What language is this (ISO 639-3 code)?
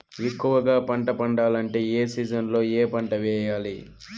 tel